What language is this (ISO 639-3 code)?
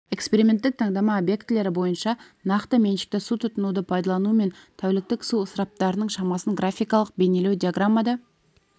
kaz